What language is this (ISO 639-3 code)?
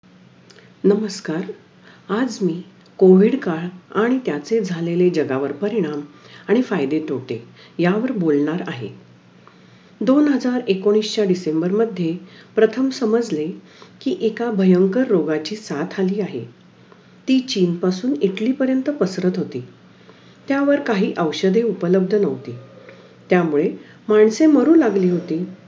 mar